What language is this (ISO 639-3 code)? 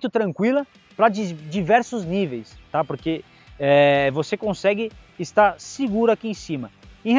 por